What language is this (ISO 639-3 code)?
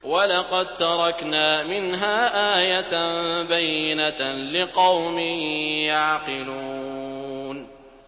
ara